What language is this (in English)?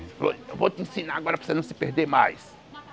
Portuguese